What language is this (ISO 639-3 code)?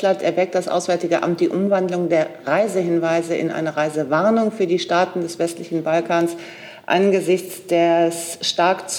deu